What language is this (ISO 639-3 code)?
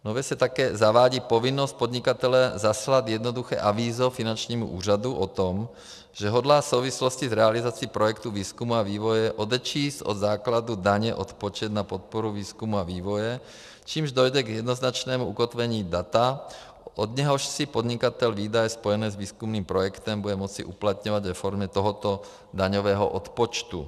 ces